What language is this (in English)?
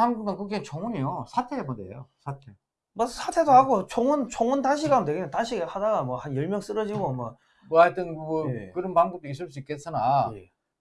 Korean